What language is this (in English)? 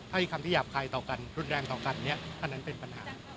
Thai